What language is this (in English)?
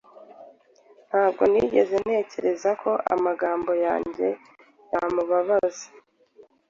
Kinyarwanda